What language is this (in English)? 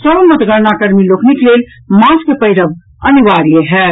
Maithili